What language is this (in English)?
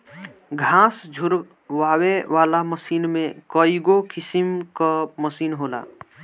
Bhojpuri